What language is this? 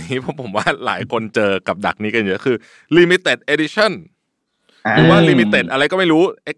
Thai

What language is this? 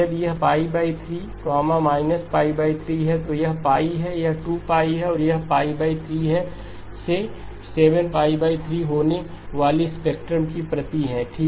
Hindi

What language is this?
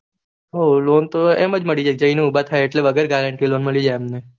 Gujarati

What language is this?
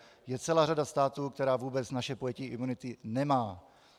Czech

